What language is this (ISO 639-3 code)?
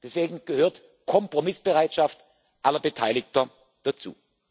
deu